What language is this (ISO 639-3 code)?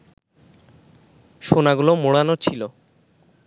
ben